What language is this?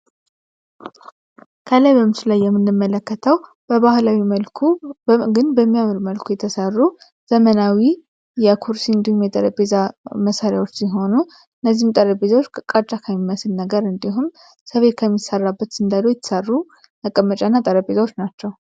Amharic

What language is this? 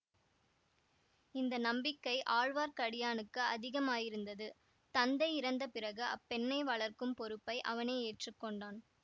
Tamil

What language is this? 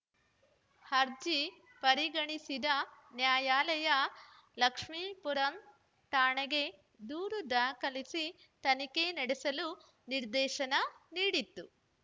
Kannada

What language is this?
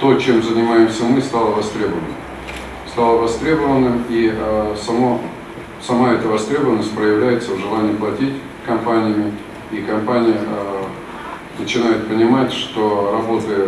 Russian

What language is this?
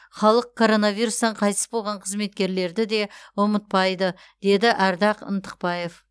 Kazakh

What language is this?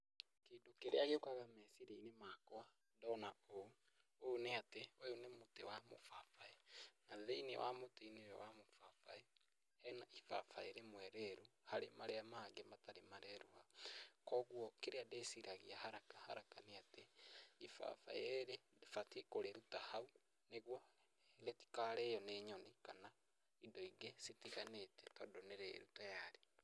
Kikuyu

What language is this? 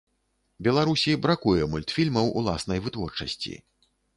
Belarusian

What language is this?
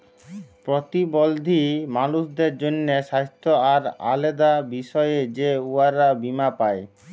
Bangla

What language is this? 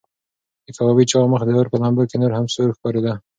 Pashto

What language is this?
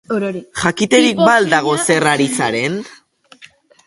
Basque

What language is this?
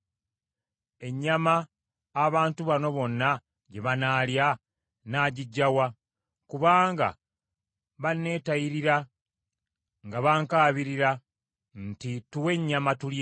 Ganda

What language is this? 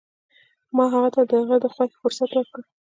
Pashto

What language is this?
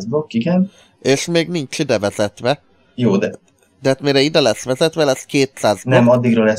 Hungarian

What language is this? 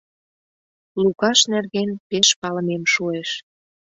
Mari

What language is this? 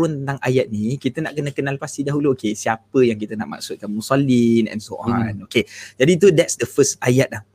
Malay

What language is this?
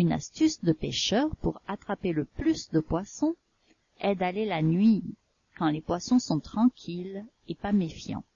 French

